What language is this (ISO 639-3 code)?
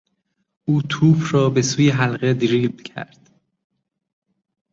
fas